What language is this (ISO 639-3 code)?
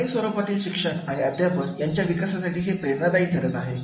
mar